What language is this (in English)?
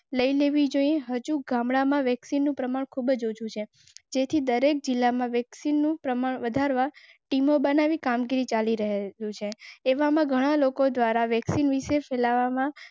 Gujarati